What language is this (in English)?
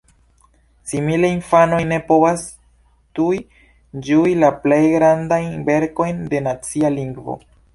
Esperanto